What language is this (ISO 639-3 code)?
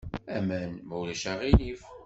kab